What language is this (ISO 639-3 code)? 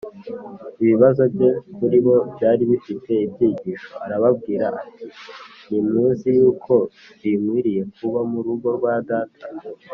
kin